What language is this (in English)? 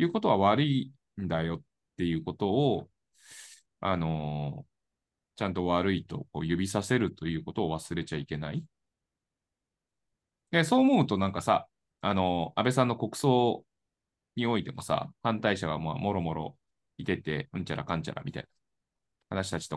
Japanese